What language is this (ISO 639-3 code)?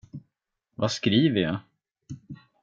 swe